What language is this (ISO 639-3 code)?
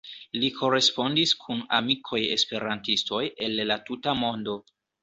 epo